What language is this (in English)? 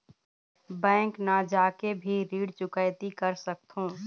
Chhattisgarhi